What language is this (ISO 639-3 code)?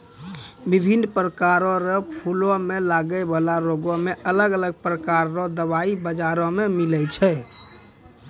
mai